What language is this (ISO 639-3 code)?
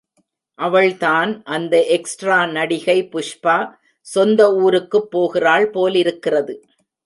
tam